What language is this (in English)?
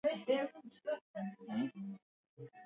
Swahili